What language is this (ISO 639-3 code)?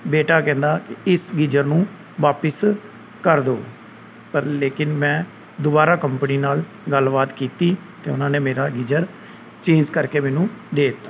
pan